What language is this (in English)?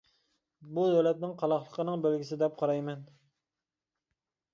Uyghur